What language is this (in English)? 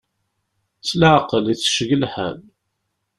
Kabyle